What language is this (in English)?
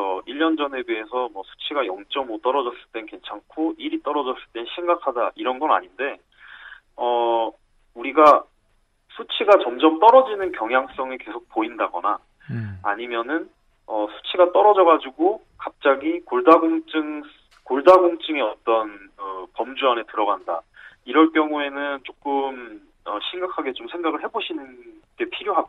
Korean